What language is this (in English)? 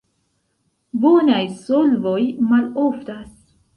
Esperanto